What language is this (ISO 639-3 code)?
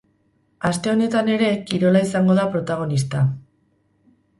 eus